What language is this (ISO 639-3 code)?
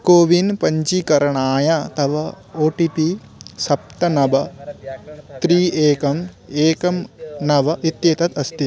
san